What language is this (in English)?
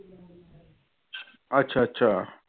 Punjabi